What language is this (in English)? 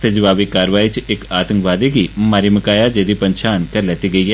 Dogri